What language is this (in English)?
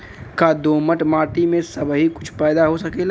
Bhojpuri